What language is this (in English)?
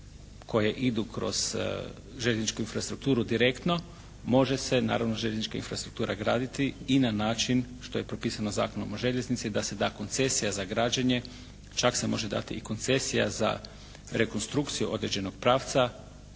Croatian